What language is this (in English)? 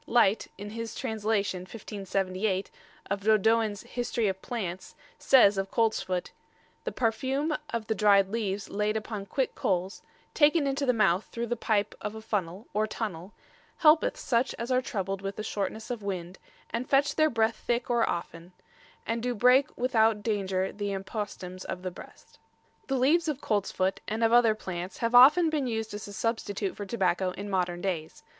English